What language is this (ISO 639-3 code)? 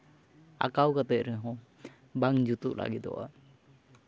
sat